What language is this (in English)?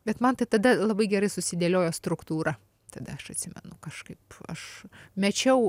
Lithuanian